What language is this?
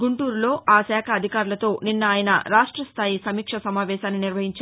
Telugu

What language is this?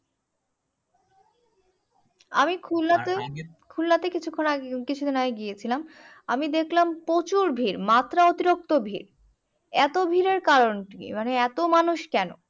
Bangla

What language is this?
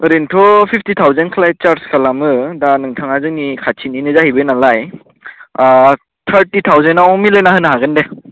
Bodo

